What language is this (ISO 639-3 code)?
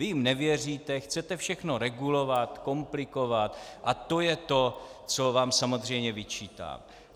ces